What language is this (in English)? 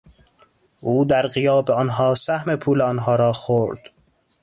Persian